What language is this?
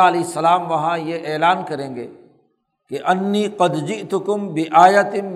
Urdu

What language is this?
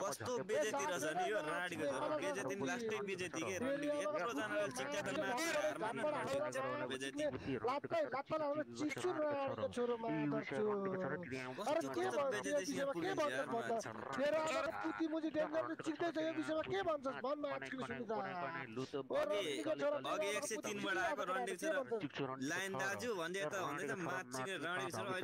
Romanian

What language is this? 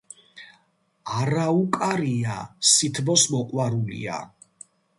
Georgian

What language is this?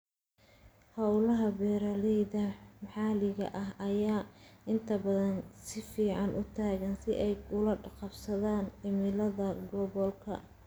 Somali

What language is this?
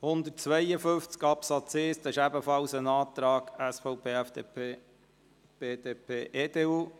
Swiss German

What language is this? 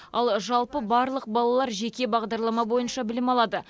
Kazakh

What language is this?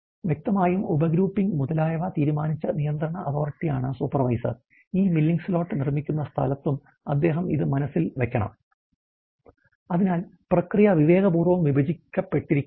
Malayalam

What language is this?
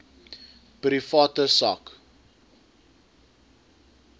Afrikaans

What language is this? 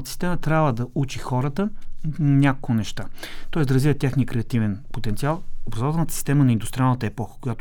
Bulgarian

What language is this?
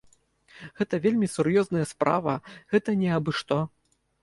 Belarusian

